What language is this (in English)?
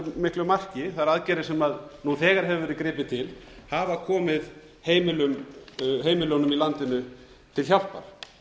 Icelandic